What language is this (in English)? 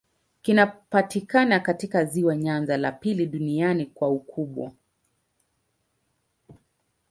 Swahili